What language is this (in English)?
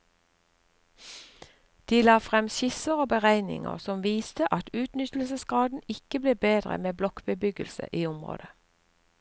Norwegian